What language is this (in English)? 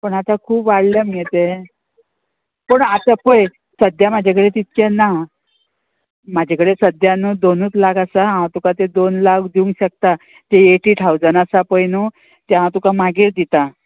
Konkani